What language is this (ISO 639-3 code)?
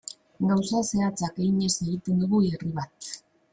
eus